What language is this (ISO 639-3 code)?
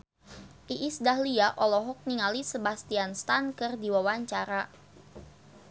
sun